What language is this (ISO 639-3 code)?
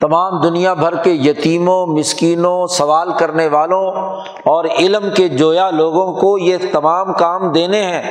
urd